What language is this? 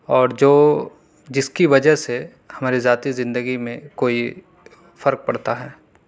Urdu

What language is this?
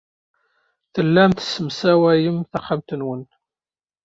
Kabyle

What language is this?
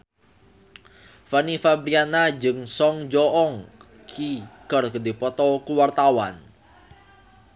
Sundanese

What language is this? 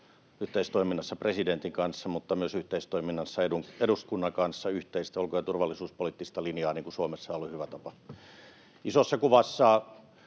Finnish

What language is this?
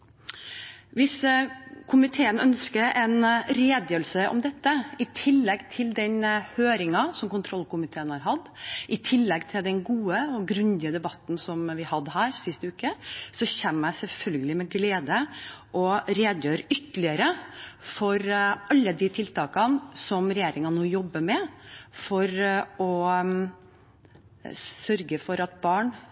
Norwegian Bokmål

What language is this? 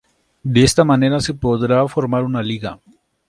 Spanish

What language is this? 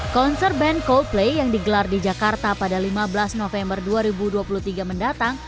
Indonesian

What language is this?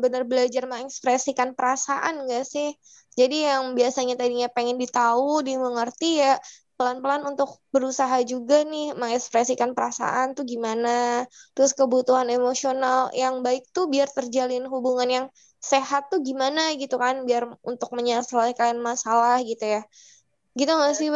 Indonesian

